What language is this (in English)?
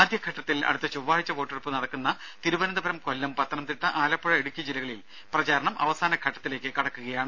Malayalam